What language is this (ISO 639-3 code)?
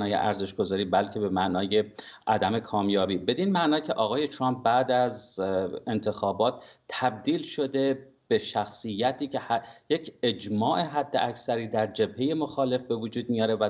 fas